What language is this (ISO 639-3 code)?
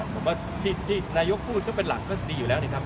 tha